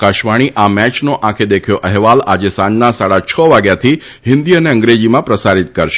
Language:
Gujarati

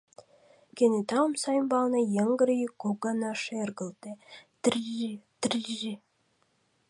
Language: Mari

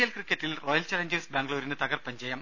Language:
Malayalam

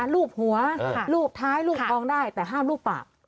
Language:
Thai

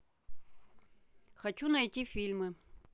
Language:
Russian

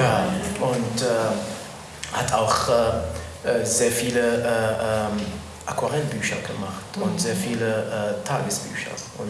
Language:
German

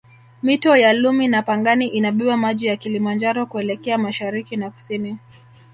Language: Swahili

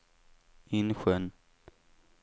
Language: Swedish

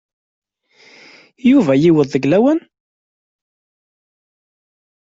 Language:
Kabyle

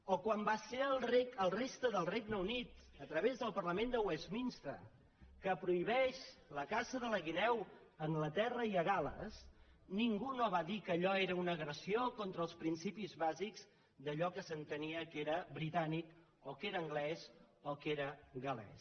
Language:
Catalan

